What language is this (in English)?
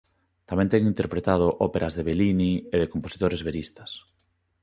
Galician